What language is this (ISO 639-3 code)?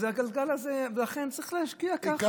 heb